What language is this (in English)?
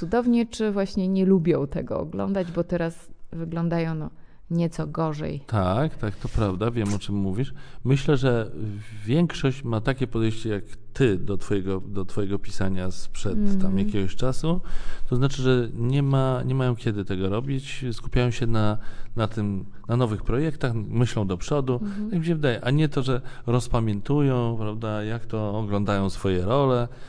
Polish